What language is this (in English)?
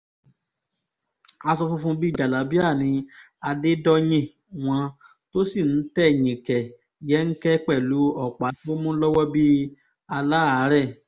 Yoruba